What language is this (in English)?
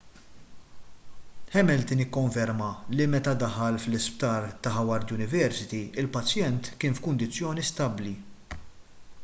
Maltese